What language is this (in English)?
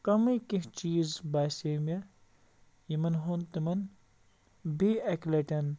Kashmiri